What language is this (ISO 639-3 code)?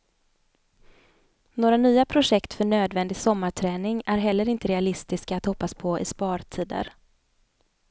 swe